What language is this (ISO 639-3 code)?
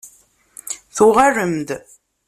kab